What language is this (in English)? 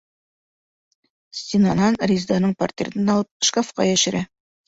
Bashkir